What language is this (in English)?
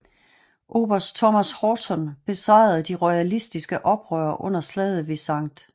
Danish